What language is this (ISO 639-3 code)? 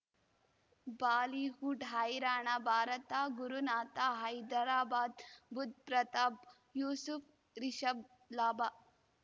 kan